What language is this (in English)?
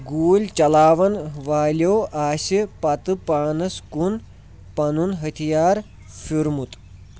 Kashmiri